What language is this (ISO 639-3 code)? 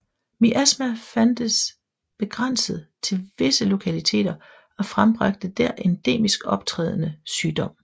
dan